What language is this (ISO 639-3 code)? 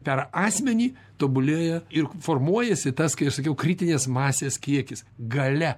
lit